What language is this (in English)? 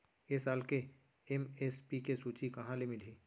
Chhattisgarhi